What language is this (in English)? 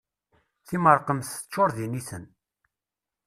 Kabyle